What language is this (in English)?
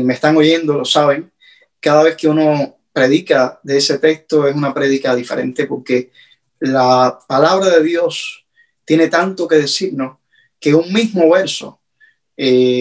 Spanish